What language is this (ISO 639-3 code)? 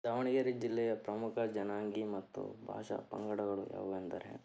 kan